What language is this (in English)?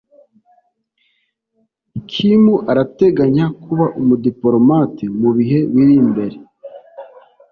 Kinyarwanda